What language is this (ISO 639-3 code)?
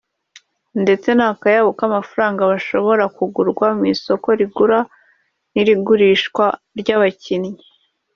kin